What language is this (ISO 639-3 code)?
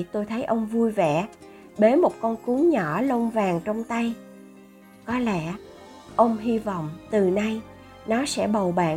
vie